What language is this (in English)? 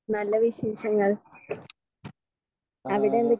Malayalam